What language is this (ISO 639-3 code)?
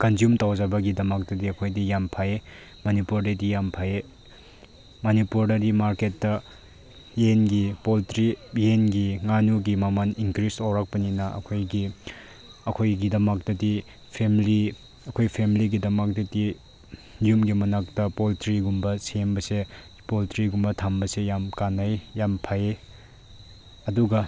mni